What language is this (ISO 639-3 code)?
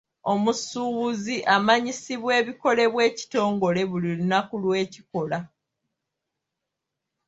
lug